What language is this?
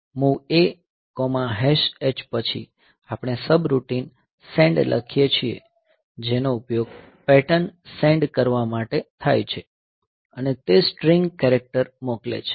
Gujarati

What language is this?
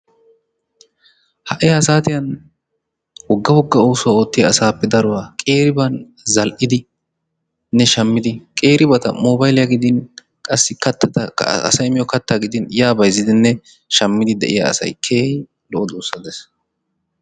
Wolaytta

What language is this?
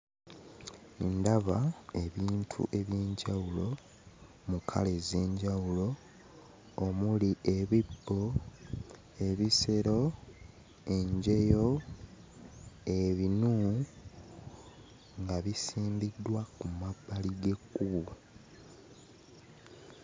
Ganda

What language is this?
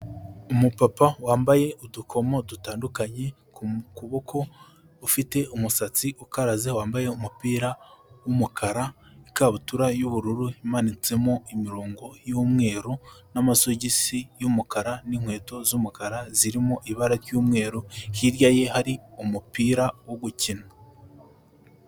Kinyarwanda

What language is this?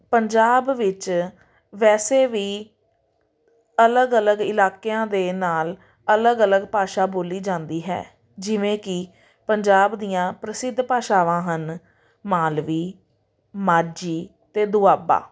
Punjabi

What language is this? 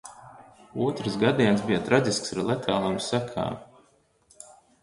Latvian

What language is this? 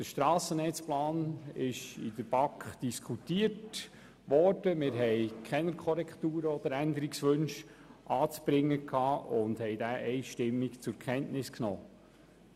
Swiss German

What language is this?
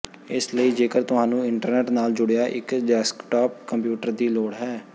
Punjabi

